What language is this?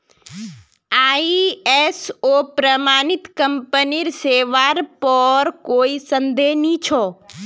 Magahi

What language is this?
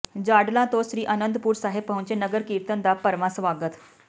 Punjabi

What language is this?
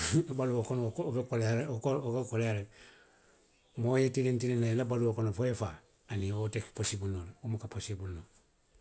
Western Maninkakan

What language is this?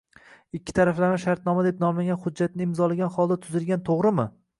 Uzbek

